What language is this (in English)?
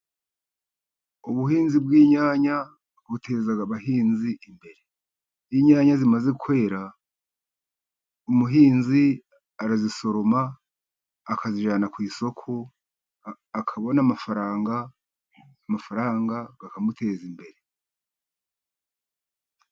Kinyarwanda